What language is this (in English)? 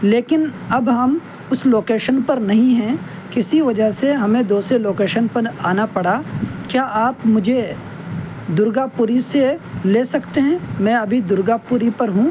Urdu